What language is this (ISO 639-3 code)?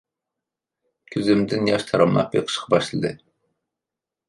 uig